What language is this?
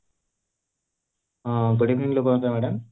Odia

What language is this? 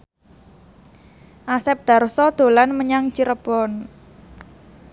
Javanese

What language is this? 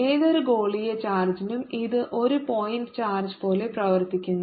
Malayalam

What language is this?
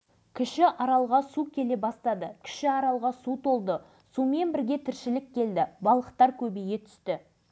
Kazakh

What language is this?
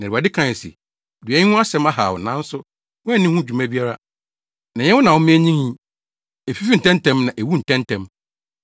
Akan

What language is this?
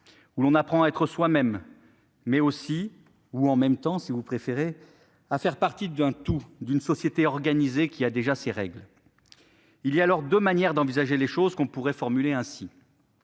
French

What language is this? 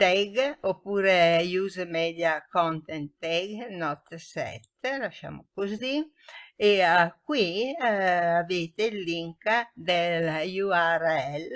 Italian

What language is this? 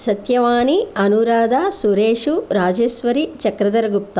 Sanskrit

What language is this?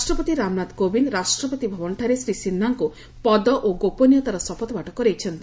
Odia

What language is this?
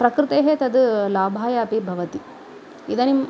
Sanskrit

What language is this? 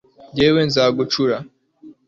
Kinyarwanda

